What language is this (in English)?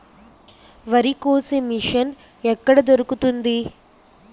Telugu